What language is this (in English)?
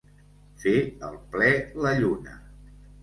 Catalan